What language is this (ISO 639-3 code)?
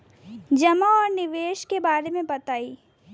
bho